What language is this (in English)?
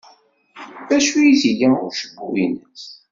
Kabyle